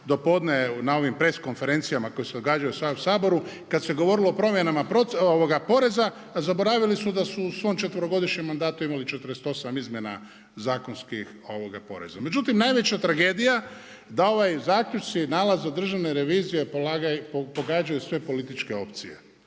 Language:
Croatian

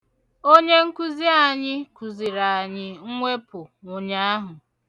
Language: Igbo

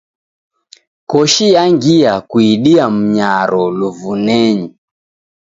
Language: Taita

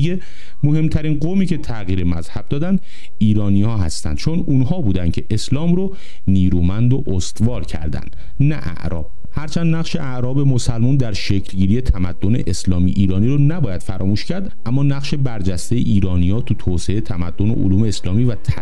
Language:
Persian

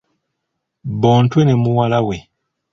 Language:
Ganda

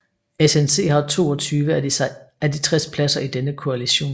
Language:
Danish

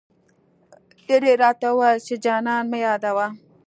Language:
Pashto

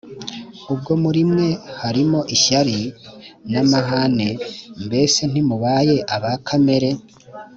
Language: Kinyarwanda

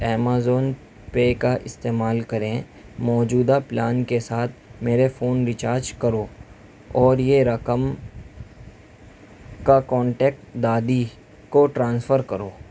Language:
Urdu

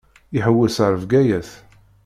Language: Kabyle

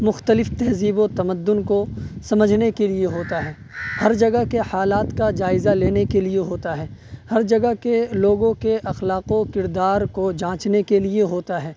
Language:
Urdu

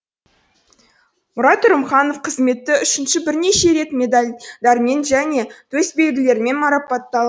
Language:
Kazakh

